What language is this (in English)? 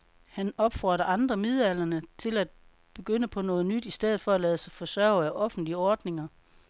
Danish